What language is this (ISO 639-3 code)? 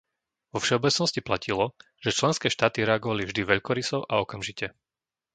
slk